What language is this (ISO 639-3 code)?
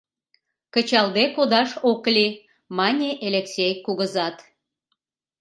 chm